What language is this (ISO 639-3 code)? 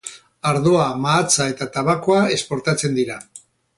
eus